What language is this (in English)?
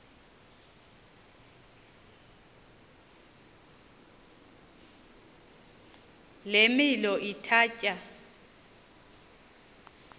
Xhosa